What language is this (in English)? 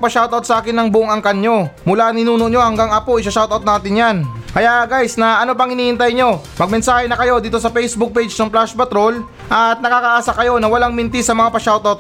Filipino